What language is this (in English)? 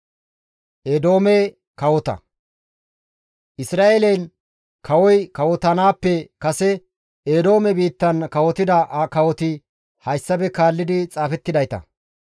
Gamo